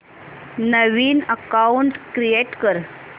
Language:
Marathi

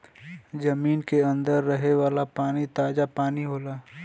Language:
Bhojpuri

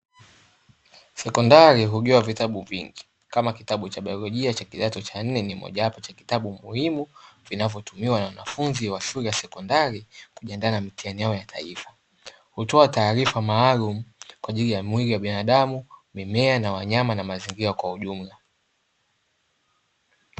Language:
Swahili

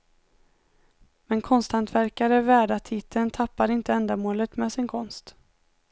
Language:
Swedish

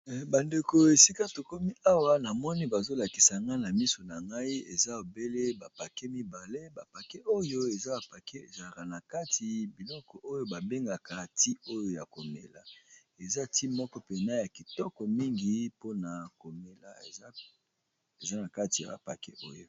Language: Lingala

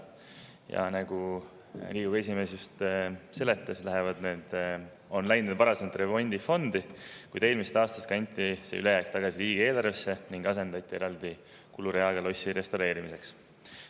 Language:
Estonian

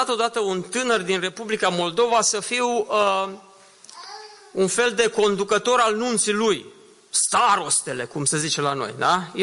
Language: Romanian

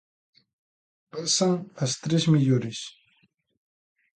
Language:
Galician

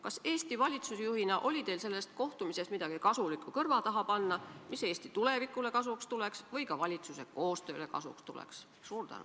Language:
Estonian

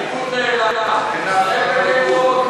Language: Hebrew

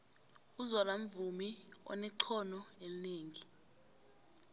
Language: South Ndebele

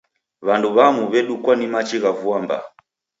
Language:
Taita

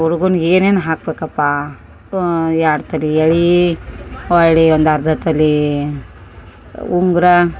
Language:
Kannada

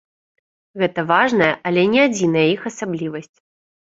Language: Belarusian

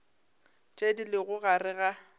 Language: Northern Sotho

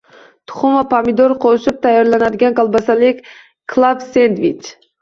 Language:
Uzbek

